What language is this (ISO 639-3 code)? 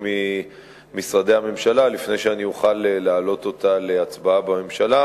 heb